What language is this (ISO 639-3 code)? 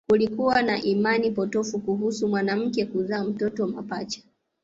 swa